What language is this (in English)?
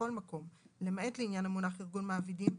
Hebrew